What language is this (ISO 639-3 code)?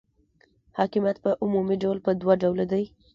pus